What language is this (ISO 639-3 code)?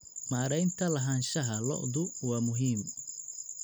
som